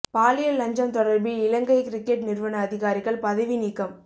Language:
Tamil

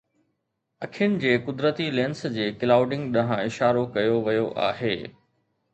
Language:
Sindhi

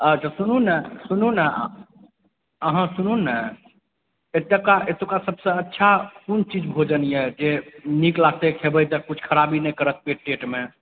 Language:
Maithili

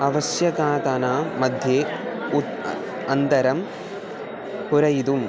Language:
Sanskrit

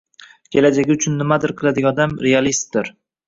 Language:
Uzbek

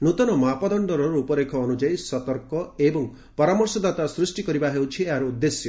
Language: Odia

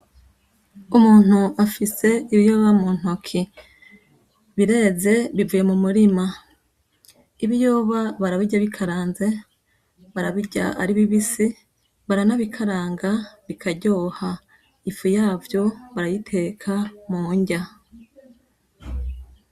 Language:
Rundi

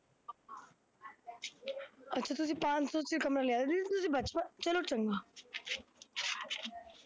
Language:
Punjabi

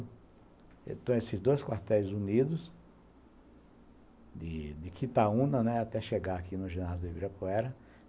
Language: Portuguese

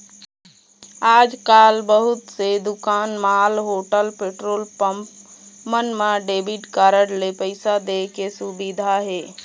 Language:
Chhattisgarhi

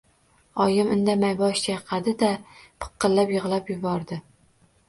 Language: Uzbek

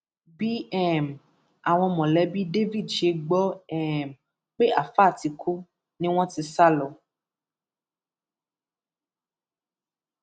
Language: Yoruba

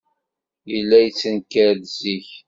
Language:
Kabyle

